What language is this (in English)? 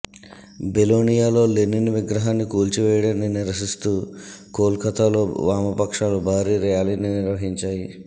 Telugu